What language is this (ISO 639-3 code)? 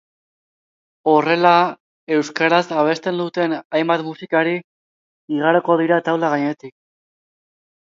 eus